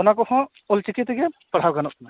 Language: Santali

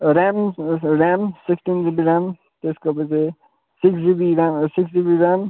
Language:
Nepali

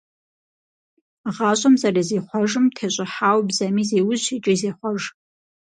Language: Kabardian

